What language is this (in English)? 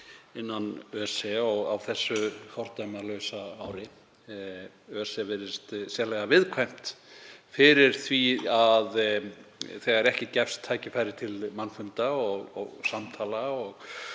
Icelandic